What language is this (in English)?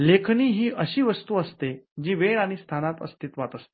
Marathi